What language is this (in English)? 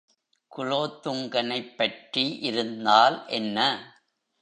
Tamil